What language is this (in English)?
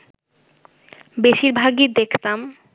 Bangla